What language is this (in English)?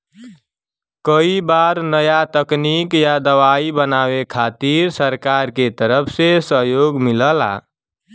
Bhojpuri